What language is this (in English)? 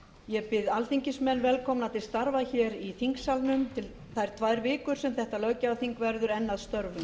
Icelandic